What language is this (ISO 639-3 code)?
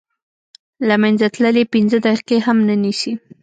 pus